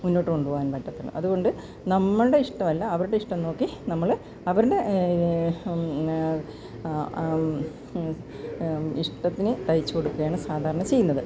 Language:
Malayalam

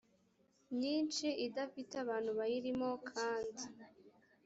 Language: Kinyarwanda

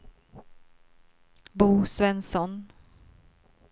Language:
Swedish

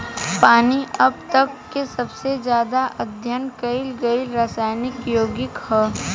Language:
Bhojpuri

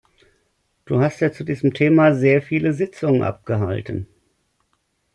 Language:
German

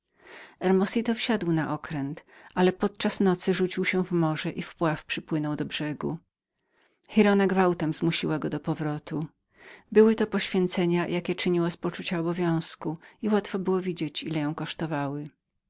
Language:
Polish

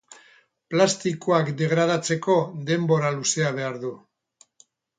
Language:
Basque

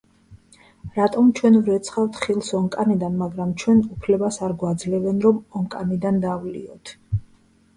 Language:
Georgian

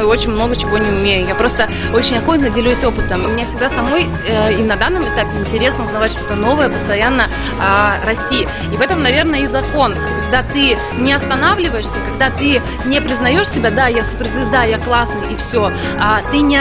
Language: Russian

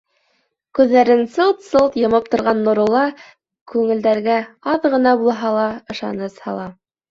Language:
Bashkir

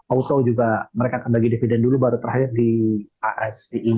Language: Indonesian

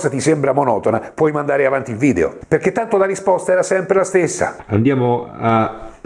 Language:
Italian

